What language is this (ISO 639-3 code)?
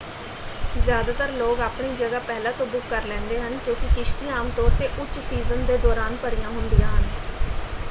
pan